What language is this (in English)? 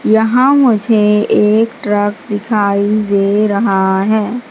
Hindi